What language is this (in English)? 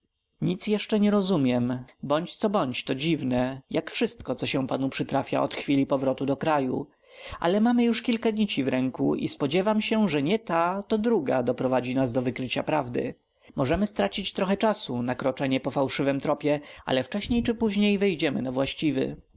Polish